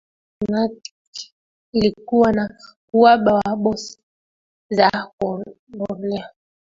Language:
Swahili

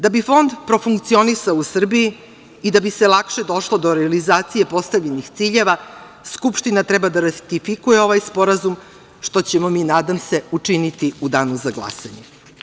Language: Serbian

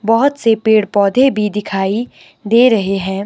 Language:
Hindi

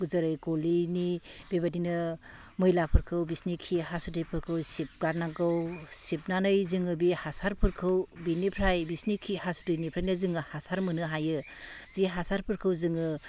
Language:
Bodo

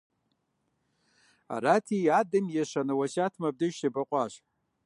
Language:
Kabardian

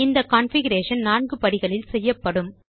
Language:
Tamil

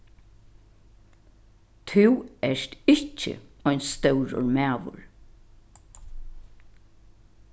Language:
Faroese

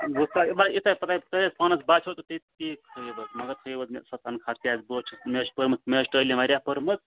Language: Kashmiri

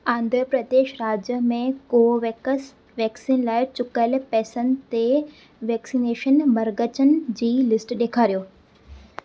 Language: Sindhi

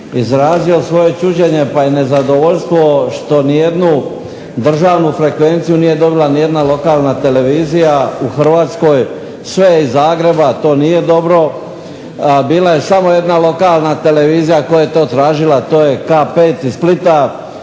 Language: Croatian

